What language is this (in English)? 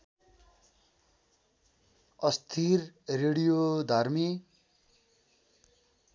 Nepali